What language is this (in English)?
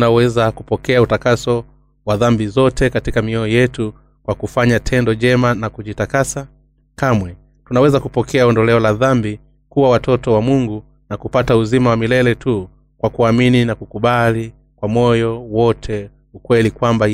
Swahili